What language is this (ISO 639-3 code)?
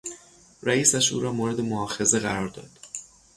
fas